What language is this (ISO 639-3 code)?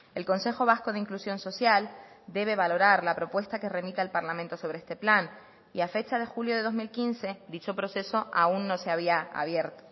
spa